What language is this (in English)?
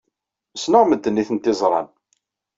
Kabyle